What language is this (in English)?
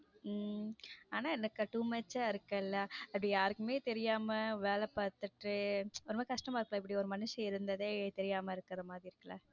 Tamil